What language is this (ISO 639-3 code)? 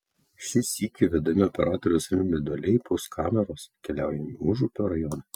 lit